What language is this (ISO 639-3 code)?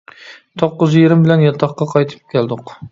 uig